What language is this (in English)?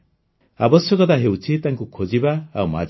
Odia